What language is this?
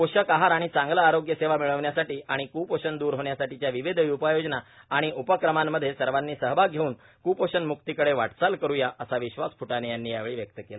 Marathi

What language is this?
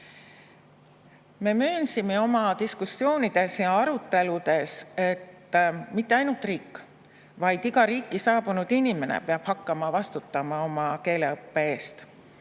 Estonian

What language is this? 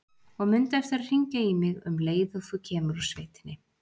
Icelandic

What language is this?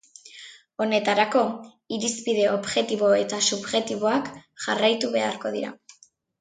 Basque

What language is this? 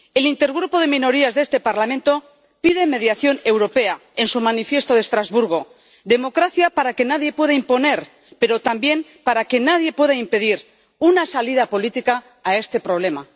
Spanish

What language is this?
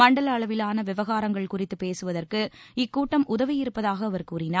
Tamil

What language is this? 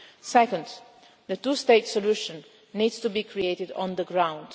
English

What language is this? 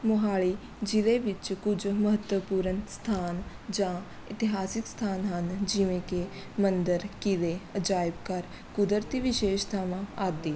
Punjabi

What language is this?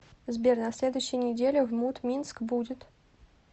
Russian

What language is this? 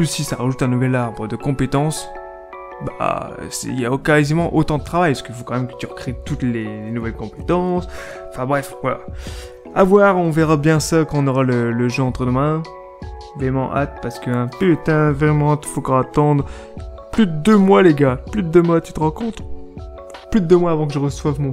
French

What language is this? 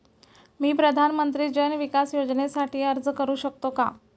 Marathi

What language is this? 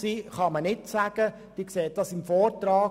Swiss German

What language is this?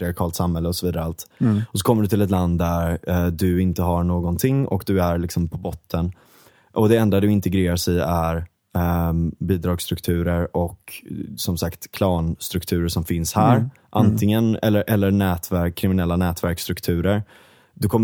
Swedish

